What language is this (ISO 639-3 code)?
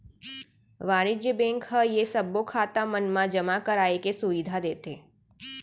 hne